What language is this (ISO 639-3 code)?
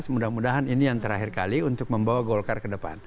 ind